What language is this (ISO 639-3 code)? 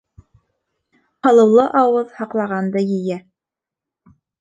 bak